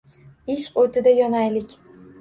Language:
Uzbek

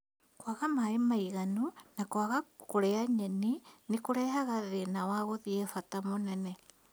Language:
Kikuyu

